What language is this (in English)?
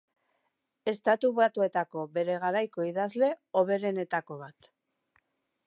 Basque